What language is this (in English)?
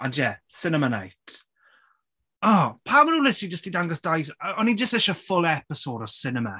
Welsh